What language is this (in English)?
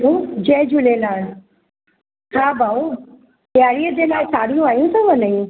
Sindhi